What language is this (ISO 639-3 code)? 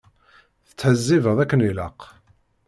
kab